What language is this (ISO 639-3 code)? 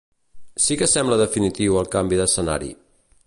cat